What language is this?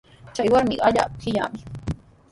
Sihuas Ancash Quechua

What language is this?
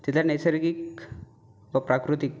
Marathi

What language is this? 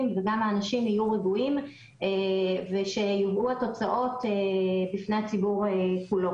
Hebrew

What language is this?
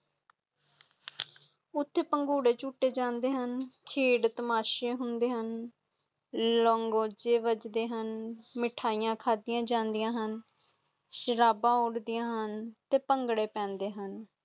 Punjabi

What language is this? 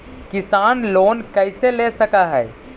Magahi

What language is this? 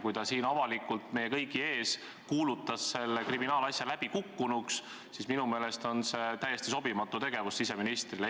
Estonian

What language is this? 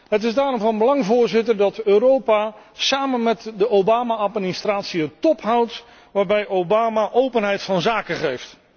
Dutch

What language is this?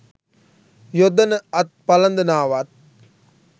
Sinhala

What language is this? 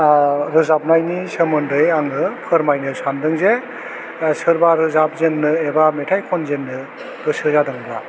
Bodo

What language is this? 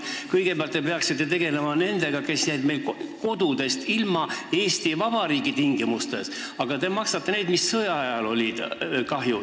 Estonian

